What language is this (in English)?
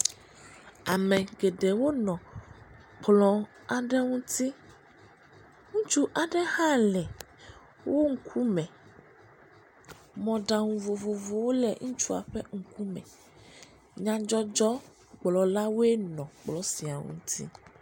Ewe